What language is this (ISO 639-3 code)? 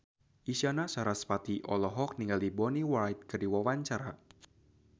sun